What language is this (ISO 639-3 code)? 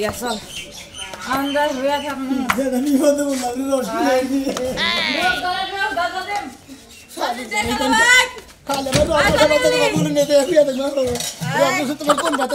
ara